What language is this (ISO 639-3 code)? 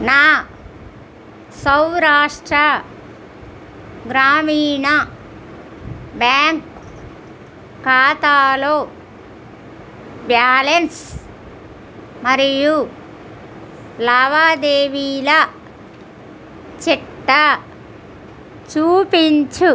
tel